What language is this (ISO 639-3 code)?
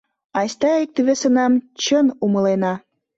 chm